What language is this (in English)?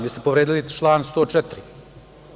Serbian